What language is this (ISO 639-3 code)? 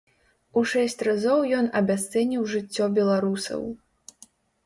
bel